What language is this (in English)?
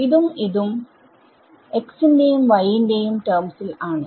Malayalam